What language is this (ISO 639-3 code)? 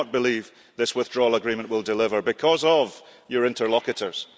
eng